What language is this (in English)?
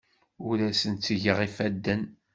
Kabyle